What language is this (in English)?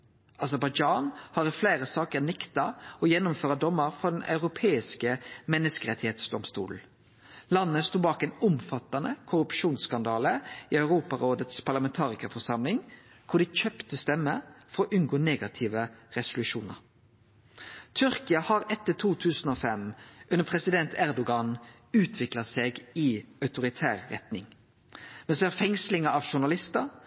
Norwegian Nynorsk